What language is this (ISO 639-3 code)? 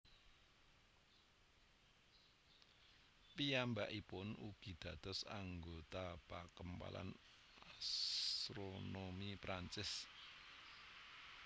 jav